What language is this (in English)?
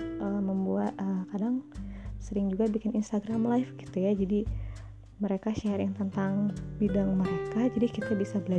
Indonesian